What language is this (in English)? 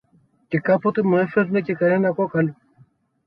Greek